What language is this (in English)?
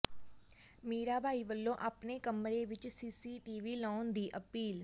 Punjabi